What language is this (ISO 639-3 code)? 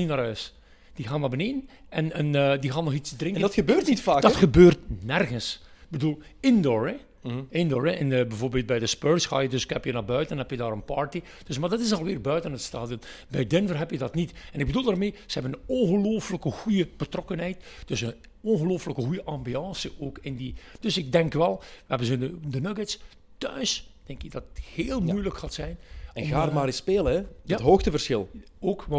nld